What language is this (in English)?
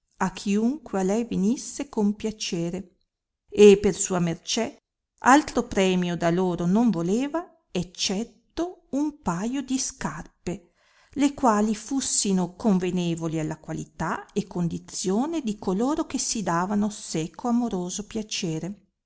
Italian